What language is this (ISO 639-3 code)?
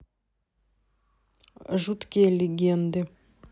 rus